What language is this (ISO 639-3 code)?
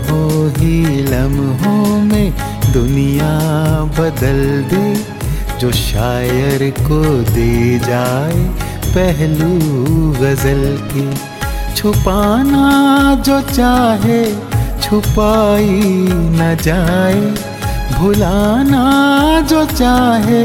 hin